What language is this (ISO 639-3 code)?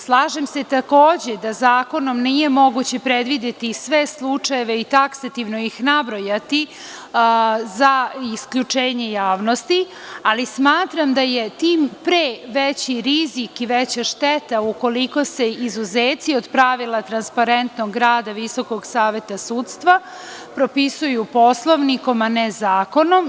srp